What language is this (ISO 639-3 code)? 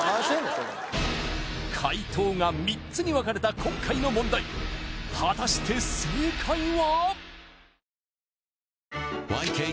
jpn